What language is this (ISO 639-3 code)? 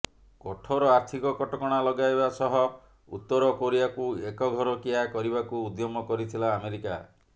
ori